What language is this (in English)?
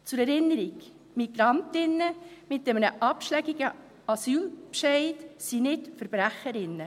Swiss German